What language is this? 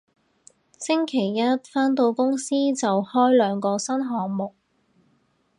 Cantonese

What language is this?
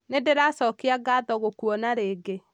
Kikuyu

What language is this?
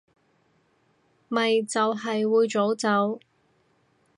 Cantonese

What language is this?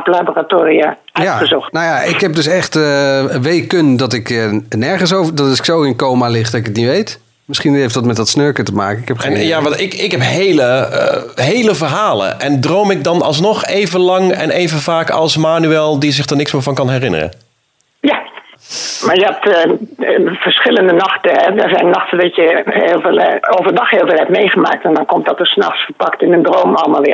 Dutch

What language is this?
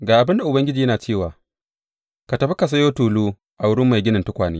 Hausa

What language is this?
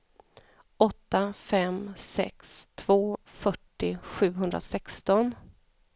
Swedish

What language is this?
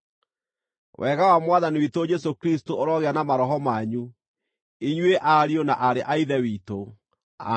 Kikuyu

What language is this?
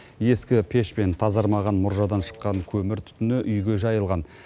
Kazakh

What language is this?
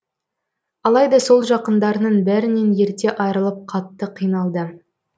Kazakh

